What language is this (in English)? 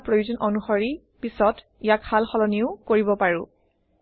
Assamese